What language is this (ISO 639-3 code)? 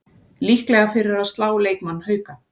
isl